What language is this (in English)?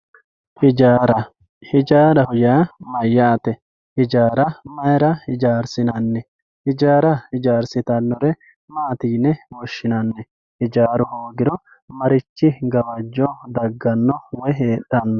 Sidamo